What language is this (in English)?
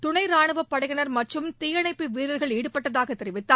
Tamil